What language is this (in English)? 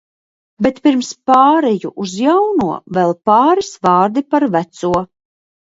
Latvian